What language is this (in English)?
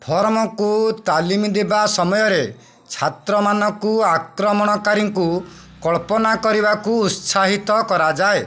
Odia